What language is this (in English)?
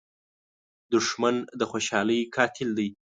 Pashto